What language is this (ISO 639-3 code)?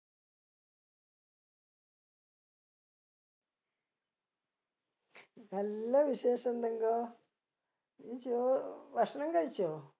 mal